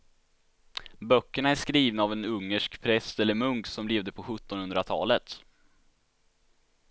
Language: Swedish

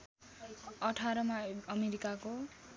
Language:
Nepali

